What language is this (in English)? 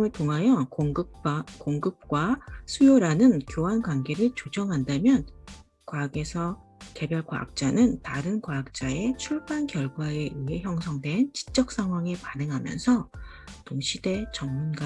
Korean